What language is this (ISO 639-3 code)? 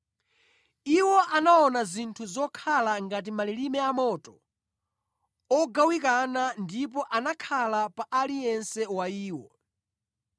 nya